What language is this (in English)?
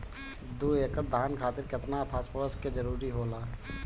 Bhojpuri